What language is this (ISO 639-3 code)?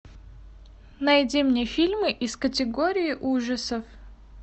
rus